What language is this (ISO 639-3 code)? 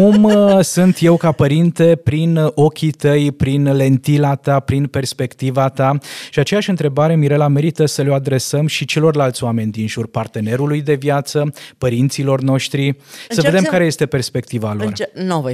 ron